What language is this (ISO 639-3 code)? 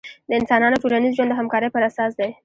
pus